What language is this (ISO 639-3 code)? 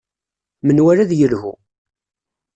kab